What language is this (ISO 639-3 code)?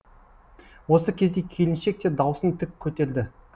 kaz